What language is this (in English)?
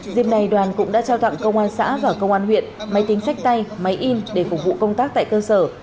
Vietnamese